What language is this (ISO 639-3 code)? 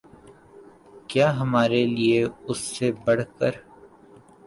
urd